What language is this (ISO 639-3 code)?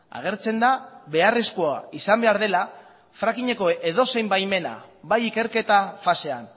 eus